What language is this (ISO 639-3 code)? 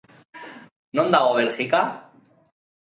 eus